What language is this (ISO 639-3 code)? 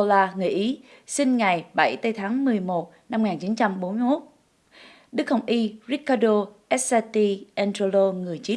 vie